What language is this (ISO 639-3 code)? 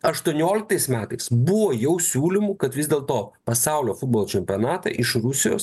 lit